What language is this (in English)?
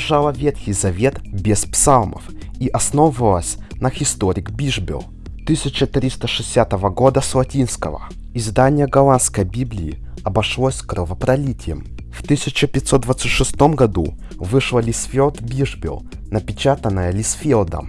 Russian